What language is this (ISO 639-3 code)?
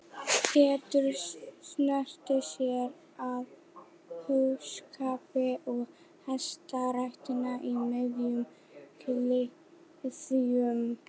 isl